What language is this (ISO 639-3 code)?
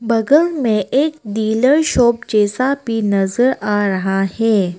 hin